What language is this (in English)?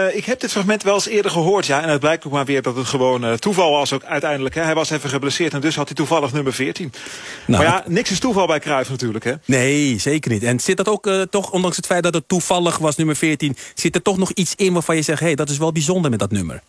Dutch